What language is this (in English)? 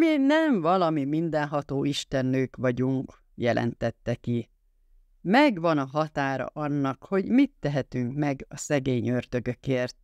Hungarian